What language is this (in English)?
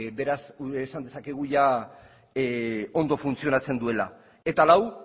Basque